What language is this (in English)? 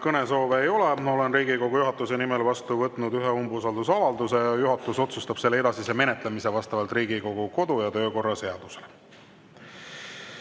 Estonian